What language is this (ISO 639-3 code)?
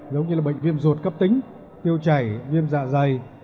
vie